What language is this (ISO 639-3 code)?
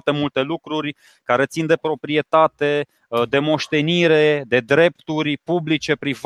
ron